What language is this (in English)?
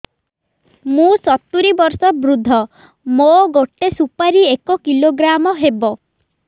Odia